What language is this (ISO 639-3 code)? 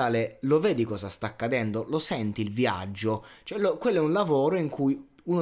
ita